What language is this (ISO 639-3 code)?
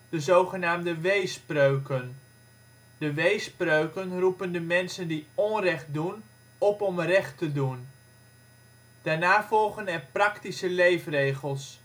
nld